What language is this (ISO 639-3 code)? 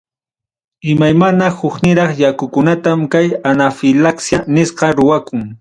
quy